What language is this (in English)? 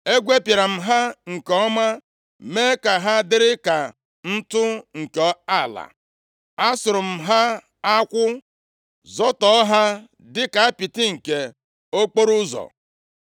Igbo